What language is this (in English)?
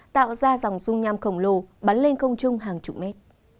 Vietnamese